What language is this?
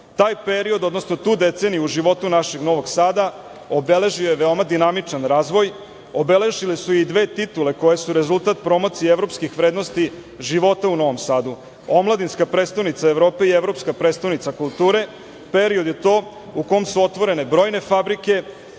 Serbian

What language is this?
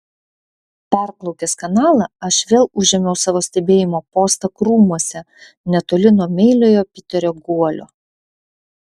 Lithuanian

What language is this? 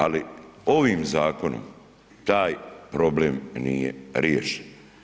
Croatian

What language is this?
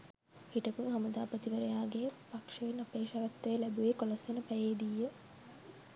Sinhala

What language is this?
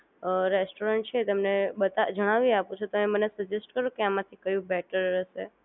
Gujarati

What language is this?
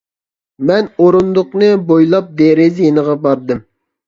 Uyghur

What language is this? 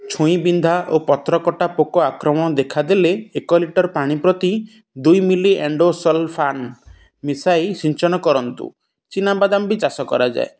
Odia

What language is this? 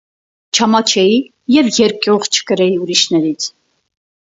Armenian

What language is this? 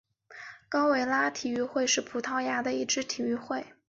Chinese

